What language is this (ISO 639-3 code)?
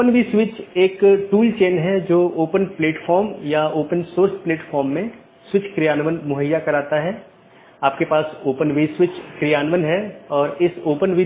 hin